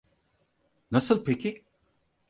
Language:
Turkish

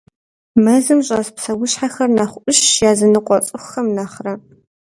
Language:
Kabardian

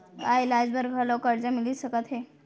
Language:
Chhattisgarhi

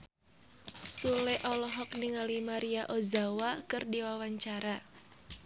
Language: Sundanese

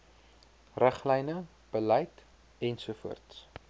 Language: Afrikaans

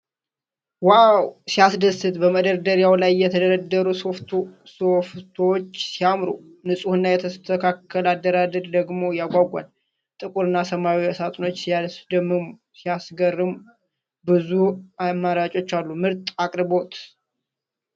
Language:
Amharic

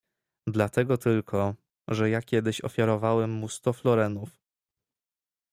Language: Polish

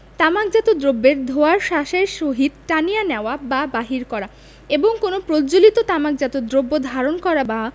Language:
Bangla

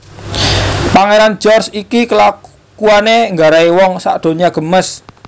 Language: Javanese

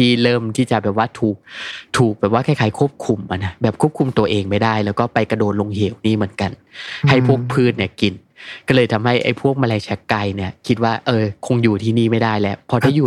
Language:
Thai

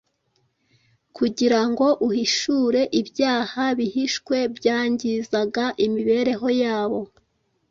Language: Kinyarwanda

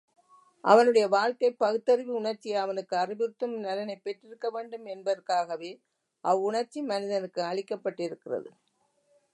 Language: Tamil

